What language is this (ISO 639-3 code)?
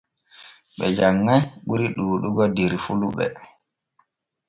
fue